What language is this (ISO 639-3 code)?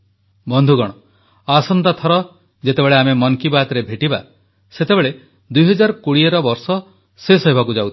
ori